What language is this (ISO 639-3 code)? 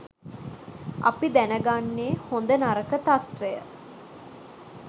sin